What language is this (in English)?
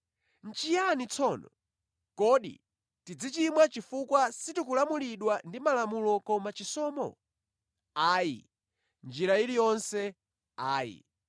Nyanja